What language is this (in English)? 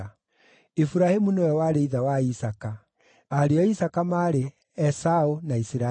Kikuyu